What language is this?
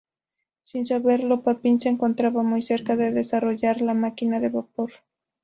Spanish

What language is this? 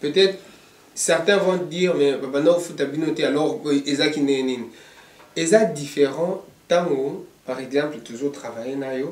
French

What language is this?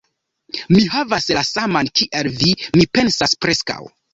Esperanto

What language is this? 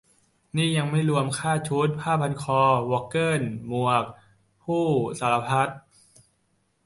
Thai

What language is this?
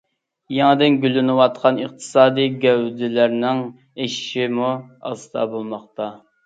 Uyghur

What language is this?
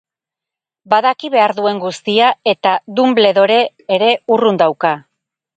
Basque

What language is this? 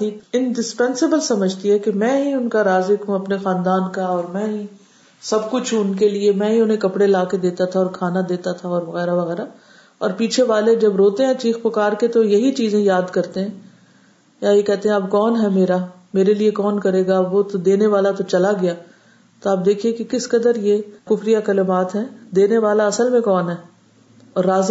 Urdu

